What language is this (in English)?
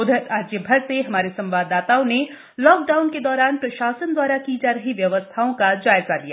Hindi